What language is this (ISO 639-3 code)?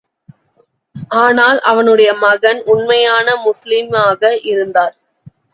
tam